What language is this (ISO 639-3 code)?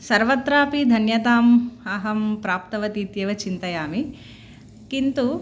san